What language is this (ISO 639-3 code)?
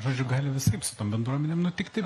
lit